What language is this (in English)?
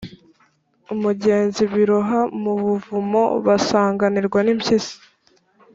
Kinyarwanda